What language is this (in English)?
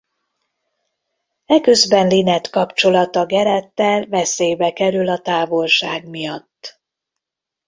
Hungarian